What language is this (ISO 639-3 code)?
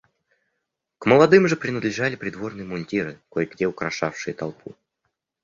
rus